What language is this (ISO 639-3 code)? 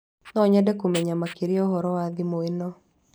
kik